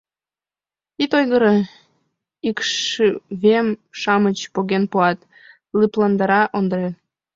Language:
Mari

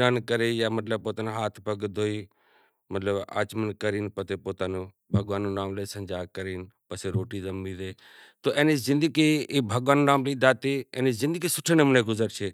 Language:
Kachi Koli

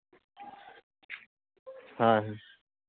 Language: Santali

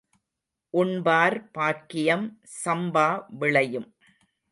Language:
Tamil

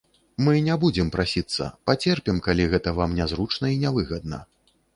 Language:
Belarusian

